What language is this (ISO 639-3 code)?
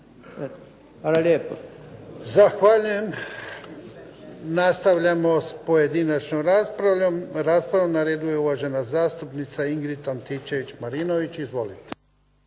hrv